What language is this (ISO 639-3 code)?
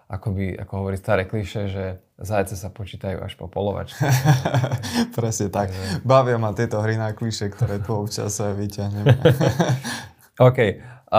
slk